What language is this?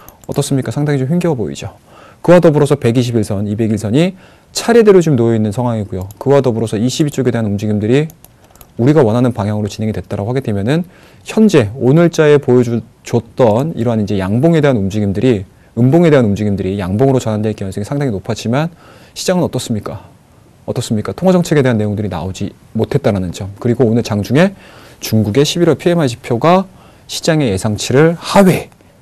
Korean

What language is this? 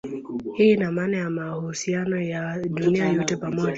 Swahili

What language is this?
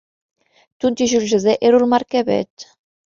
Arabic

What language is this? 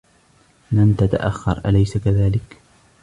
Arabic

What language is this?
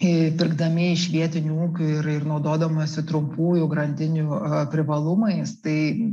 Lithuanian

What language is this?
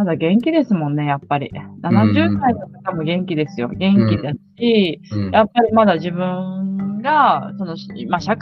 Japanese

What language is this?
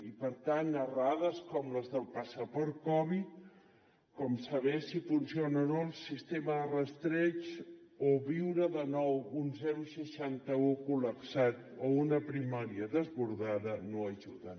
Catalan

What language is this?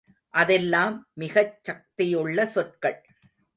Tamil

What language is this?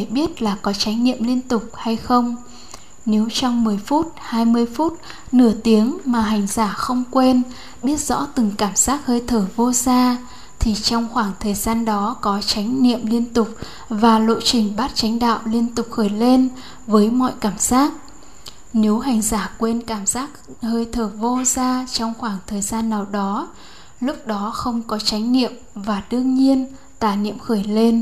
Vietnamese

